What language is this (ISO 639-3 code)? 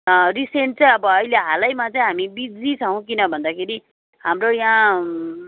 nep